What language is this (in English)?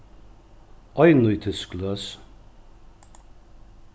Faroese